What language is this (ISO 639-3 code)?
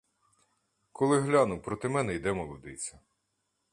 ukr